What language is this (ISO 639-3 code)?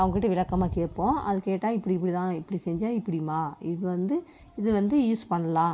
tam